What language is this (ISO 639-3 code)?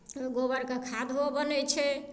mai